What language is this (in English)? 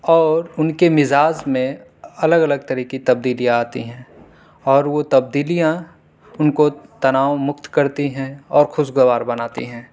Urdu